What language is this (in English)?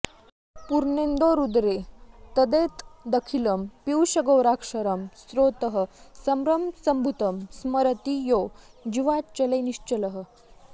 Sanskrit